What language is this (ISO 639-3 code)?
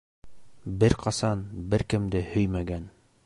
bak